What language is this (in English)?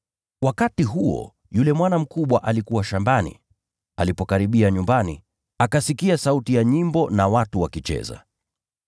Swahili